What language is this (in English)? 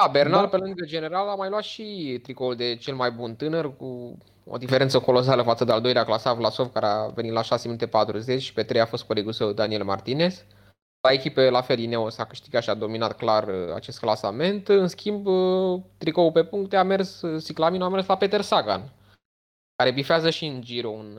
Romanian